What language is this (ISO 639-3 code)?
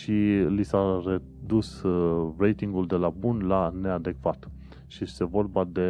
ron